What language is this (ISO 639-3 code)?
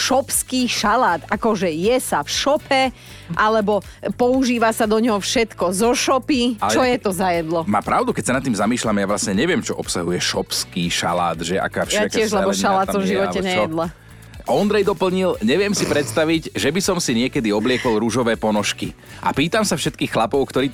slk